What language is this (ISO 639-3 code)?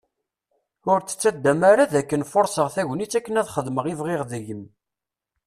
kab